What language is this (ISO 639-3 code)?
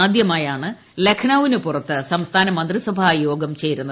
mal